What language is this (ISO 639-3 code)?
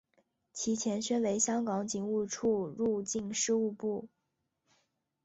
zho